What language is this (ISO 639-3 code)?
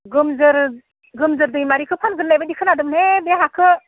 brx